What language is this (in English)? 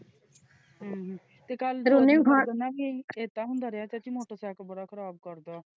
Punjabi